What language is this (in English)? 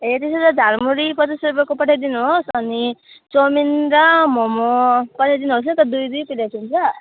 Nepali